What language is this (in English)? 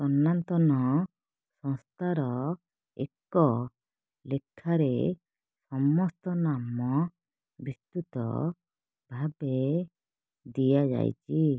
Odia